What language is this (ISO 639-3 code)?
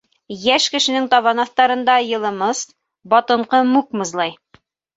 bak